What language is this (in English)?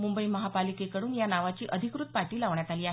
Marathi